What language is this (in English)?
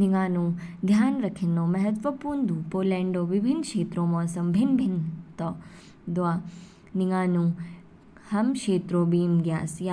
Kinnauri